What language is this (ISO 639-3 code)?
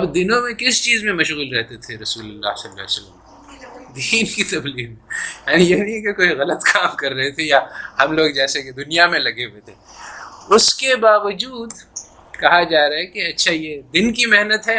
urd